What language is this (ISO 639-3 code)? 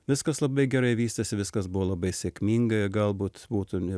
lit